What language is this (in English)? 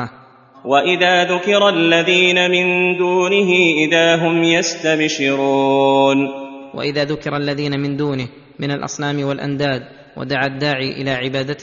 Arabic